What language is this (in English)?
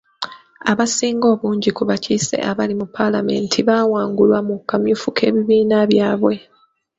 Ganda